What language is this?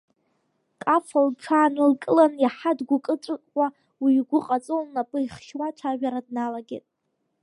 Abkhazian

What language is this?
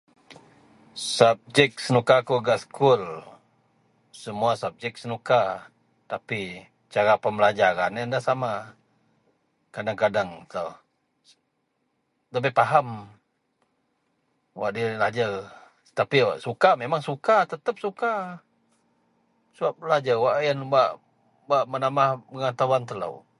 Central Melanau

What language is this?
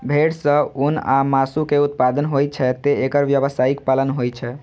Maithili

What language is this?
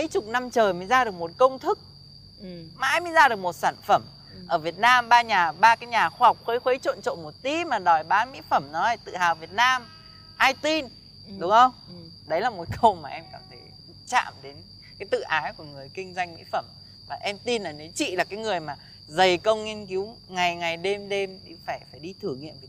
Vietnamese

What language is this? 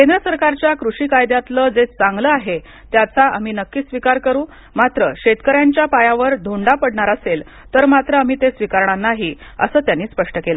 Marathi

